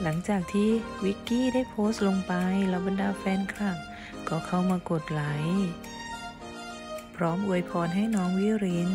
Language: Thai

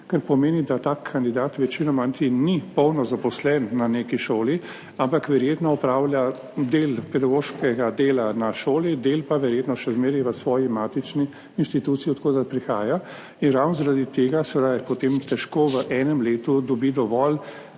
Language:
Slovenian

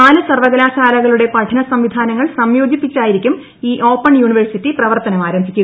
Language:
Malayalam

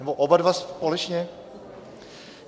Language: Czech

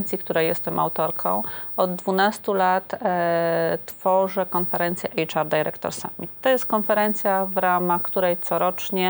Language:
Polish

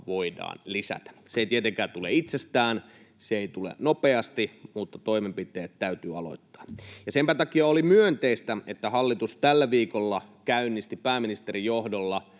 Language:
Finnish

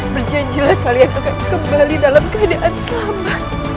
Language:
Indonesian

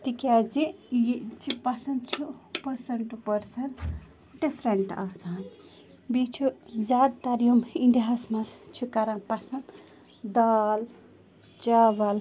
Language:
Kashmiri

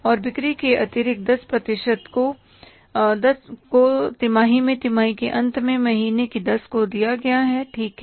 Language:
Hindi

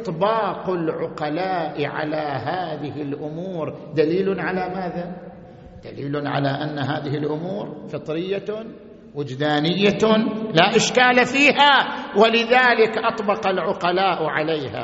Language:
Arabic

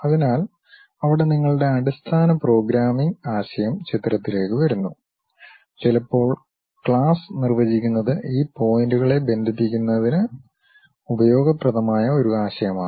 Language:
Malayalam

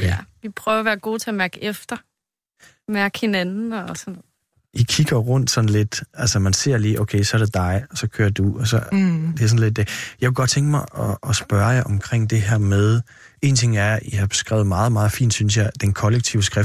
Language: Danish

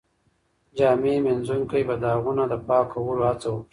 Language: Pashto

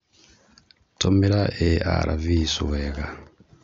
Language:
Kikuyu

